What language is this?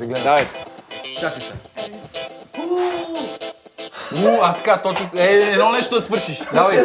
Bulgarian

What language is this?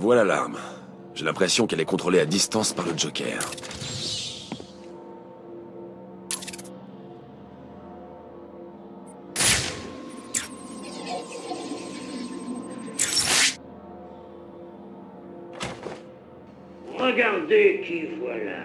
French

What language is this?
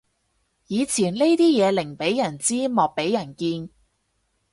Cantonese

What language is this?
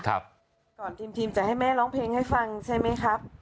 Thai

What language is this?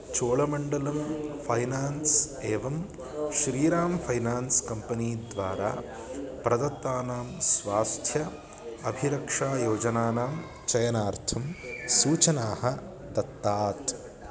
Sanskrit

